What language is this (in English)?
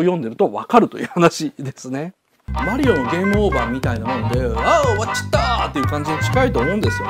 Japanese